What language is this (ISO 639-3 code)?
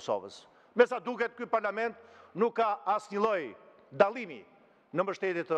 ron